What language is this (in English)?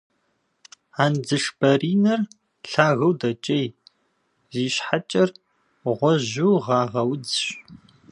Kabardian